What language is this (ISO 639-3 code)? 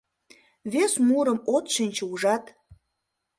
chm